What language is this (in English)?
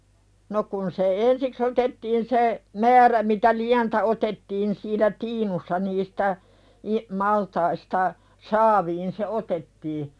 Finnish